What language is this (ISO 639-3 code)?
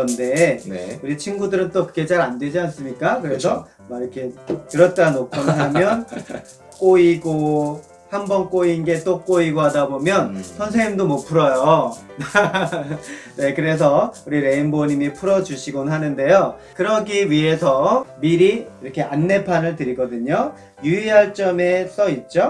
kor